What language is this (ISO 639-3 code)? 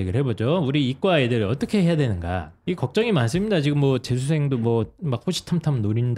kor